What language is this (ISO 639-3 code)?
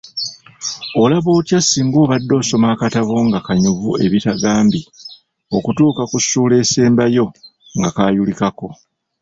lug